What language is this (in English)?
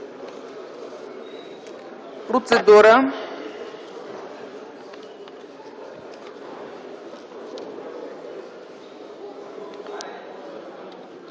Bulgarian